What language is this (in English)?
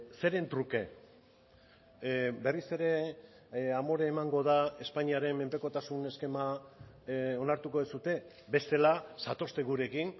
Basque